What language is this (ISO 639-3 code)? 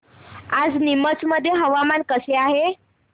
mar